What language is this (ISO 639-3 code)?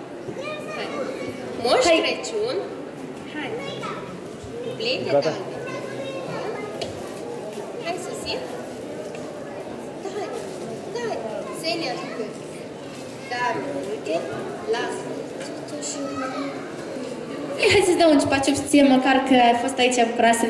ron